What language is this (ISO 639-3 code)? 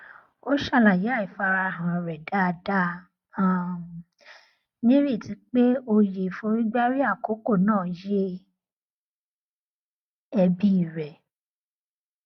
yor